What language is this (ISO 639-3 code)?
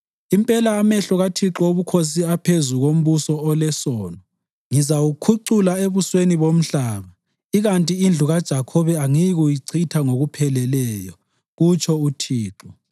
nde